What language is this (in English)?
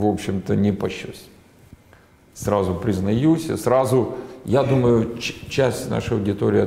Russian